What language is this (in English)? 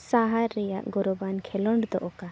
Santali